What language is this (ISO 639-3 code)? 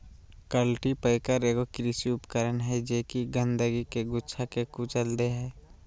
mag